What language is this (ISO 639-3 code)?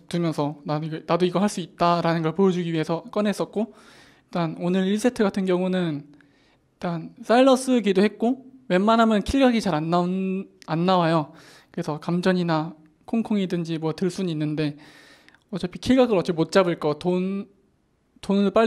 kor